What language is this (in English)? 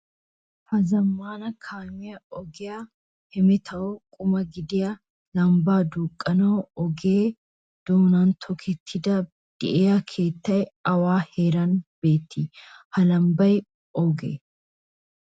Wolaytta